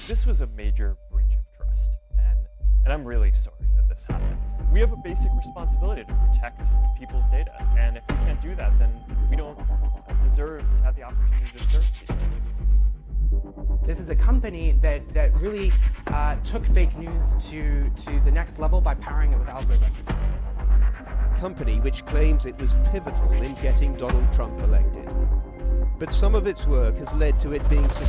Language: Indonesian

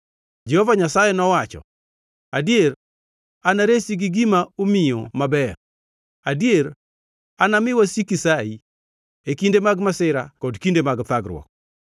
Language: Luo (Kenya and Tanzania)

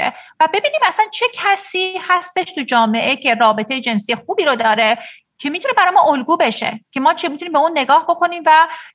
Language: Persian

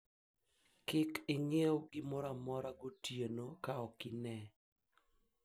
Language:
Luo (Kenya and Tanzania)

